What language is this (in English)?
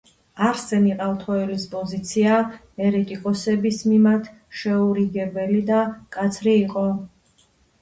Georgian